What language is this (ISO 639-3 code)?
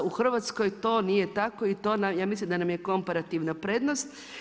hrv